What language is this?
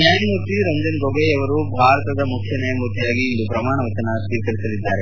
Kannada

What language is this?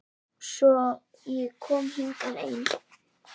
Icelandic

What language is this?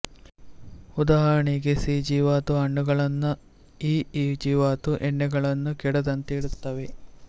Kannada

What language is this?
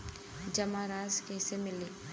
Bhojpuri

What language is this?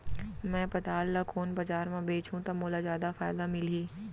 Chhattisgarhi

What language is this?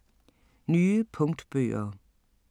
Danish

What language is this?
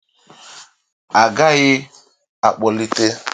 Igbo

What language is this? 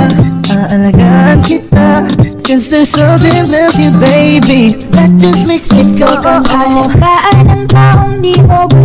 English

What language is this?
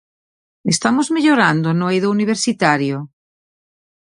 Galician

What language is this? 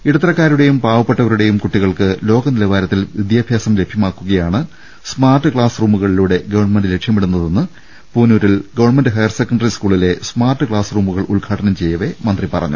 Malayalam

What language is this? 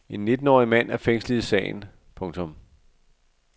Danish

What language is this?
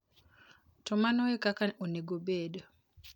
Luo (Kenya and Tanzania)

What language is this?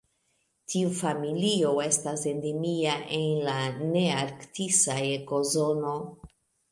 Esperanto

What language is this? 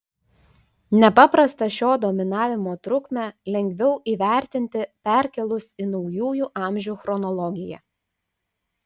Lithuanian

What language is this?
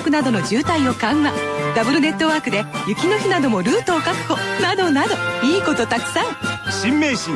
Japanese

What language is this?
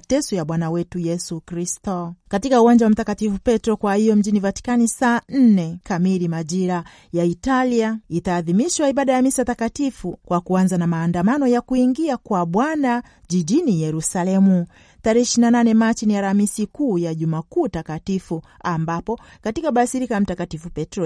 Swahili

